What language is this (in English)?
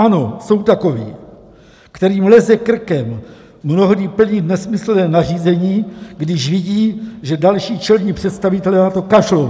Czech